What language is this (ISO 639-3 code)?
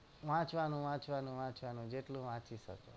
guj